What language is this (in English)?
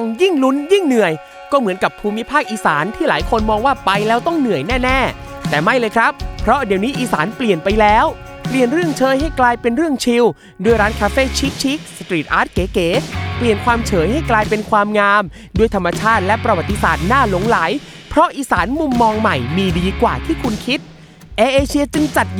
Thai